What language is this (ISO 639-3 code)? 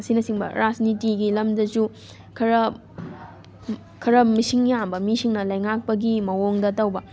mni